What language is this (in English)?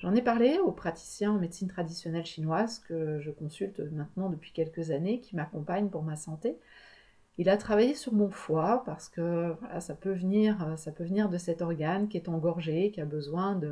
French